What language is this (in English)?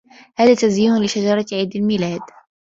Arabic